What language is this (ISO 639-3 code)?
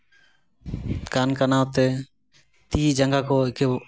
sat